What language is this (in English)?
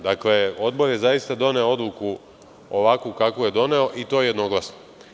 Serbian